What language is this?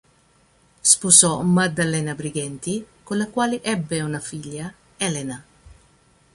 Italian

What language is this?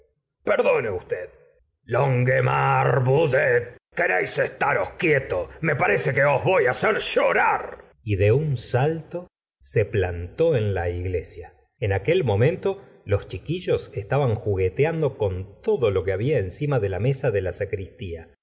Spanish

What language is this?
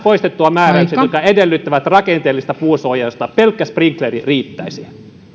Finnish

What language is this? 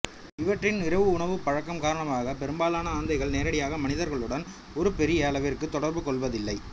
Tamil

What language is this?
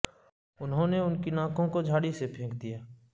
Urdu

